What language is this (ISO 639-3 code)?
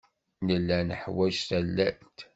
kab